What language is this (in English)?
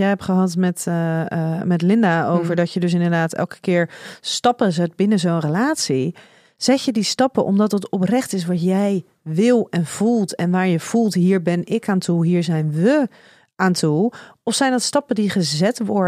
Dutch